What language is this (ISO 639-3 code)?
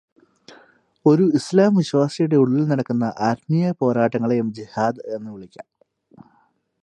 mal